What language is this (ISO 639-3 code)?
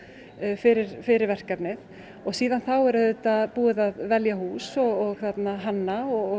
isl